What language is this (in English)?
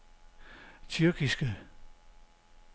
Danish